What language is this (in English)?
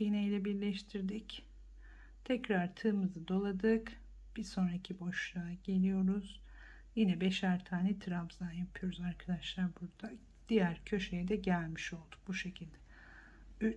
Turkish